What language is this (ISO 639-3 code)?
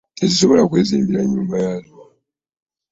lug